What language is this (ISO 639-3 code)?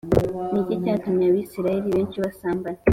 kin